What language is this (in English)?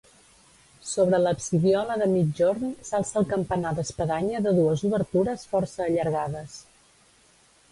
Catalan